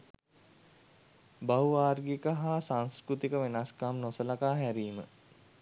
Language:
Sinhala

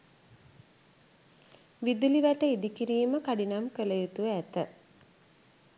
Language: Sinhala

